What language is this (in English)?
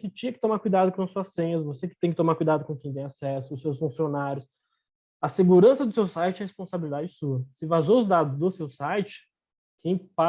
Portuguese